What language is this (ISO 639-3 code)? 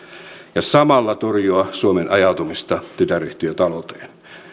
fin